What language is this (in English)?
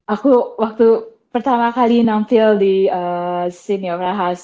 Indonesian